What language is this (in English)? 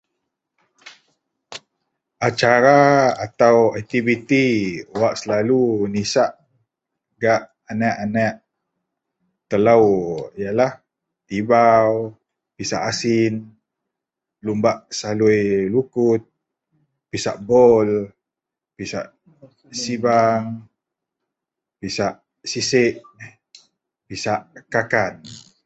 Central Melanau